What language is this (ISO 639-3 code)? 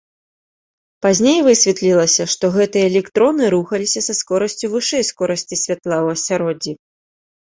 bel